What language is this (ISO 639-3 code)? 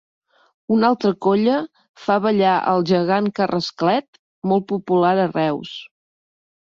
cat